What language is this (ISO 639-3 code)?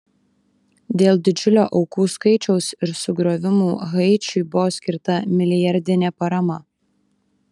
lit